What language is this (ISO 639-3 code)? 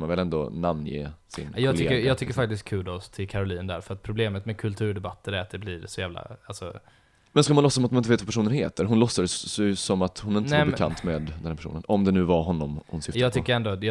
swe